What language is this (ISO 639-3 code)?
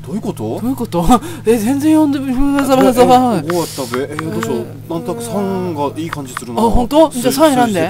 jpn